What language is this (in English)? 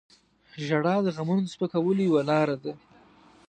Pashto